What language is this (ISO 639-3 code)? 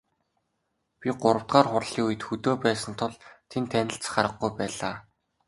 mon